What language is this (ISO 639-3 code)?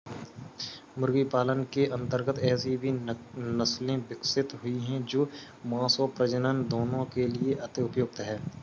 hin